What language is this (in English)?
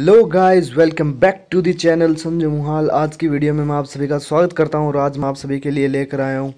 Hindi